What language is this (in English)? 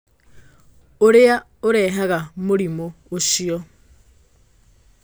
Kikuyu